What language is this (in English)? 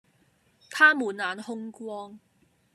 Cantonese